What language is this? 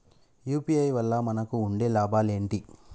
Telugu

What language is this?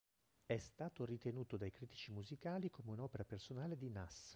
Italian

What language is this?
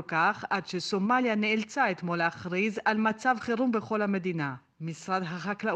Hebrew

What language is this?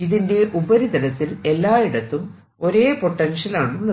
Malayalam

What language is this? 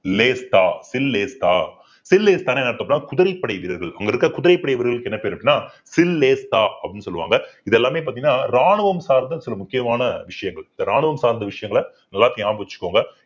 Tamil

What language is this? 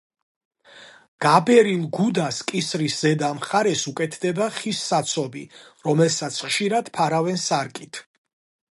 Georgian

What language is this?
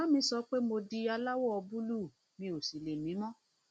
Yoruba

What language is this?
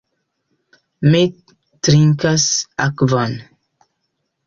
Esperanto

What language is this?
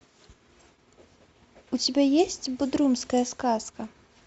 Russian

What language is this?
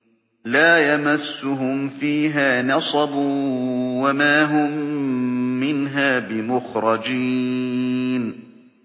Arabic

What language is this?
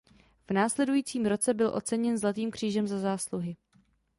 Czech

